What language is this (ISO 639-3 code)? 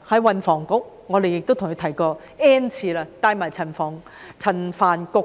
yue